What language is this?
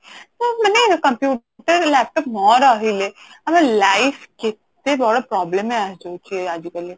Odia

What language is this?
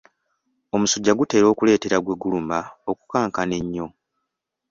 Ganda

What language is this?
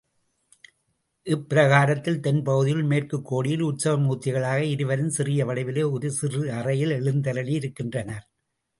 Tamil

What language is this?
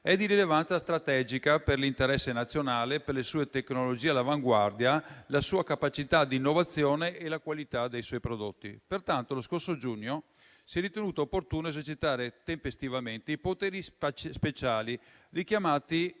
Italian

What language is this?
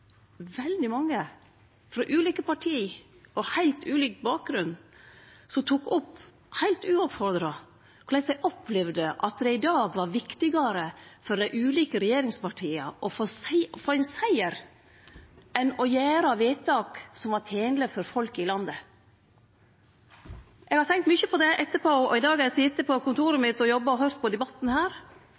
Norwegian Nynorsk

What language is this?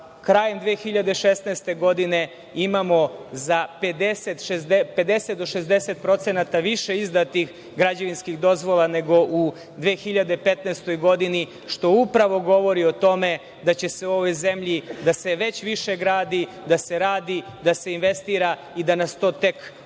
Serbian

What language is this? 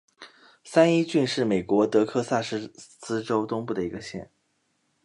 Chinese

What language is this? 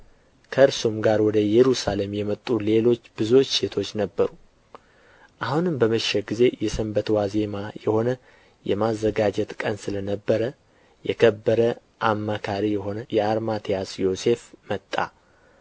Amharic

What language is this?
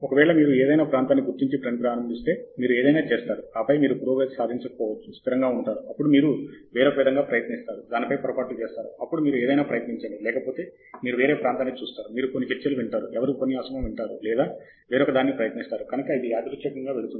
Telugu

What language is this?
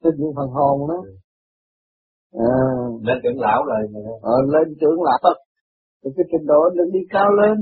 Vietnamese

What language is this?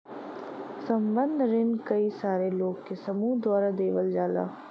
Bhojpuri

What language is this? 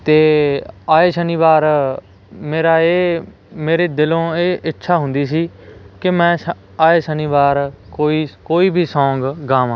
Punjabi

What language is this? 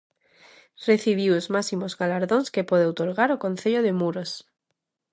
Galician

